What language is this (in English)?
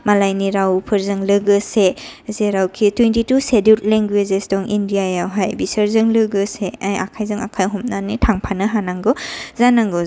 Bodo